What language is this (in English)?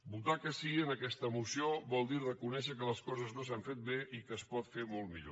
Catalan